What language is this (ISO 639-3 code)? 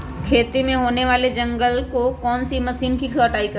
mag